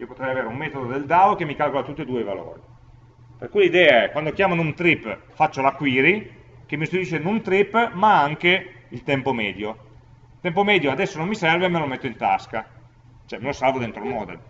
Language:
Italian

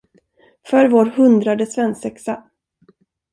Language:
Swedish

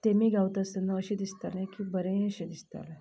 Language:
Konkani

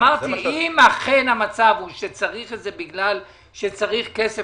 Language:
Hebrew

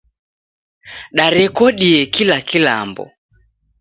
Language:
Taita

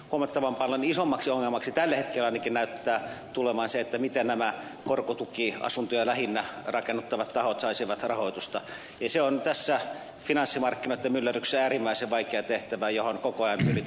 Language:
Finnish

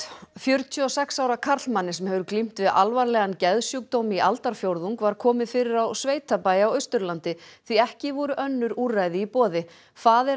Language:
Icelandic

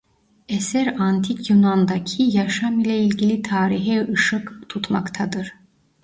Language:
Turkish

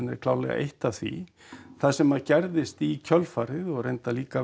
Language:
Icelandic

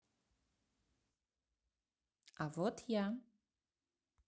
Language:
Russian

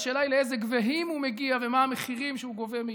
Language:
Hebrew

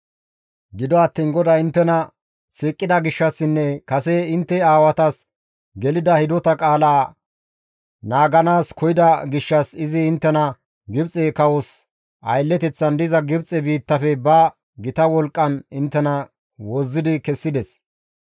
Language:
Gamo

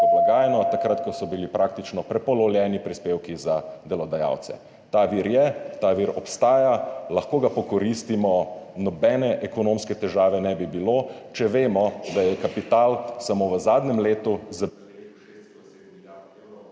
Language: Slovenian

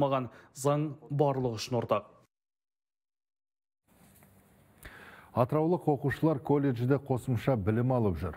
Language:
Russian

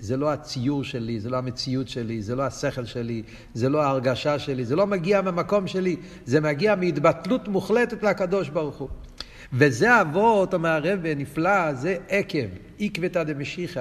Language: Hebrew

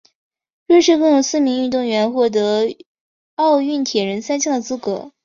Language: Chinese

